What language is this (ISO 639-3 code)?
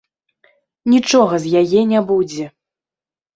bel